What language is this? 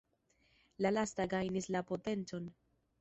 Esperanto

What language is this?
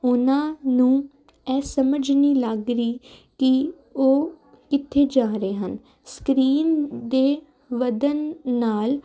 Punjabi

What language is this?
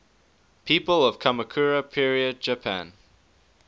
English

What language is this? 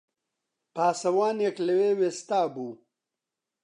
Central Kurdish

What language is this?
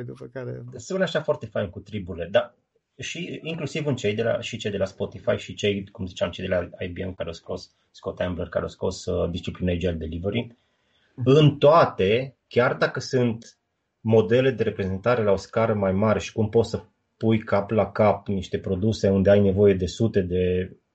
Romanian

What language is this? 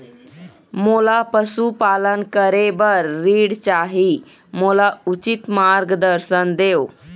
Chhattisgarhi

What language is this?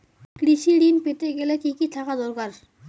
Bangla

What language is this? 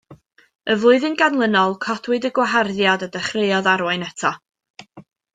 Welsh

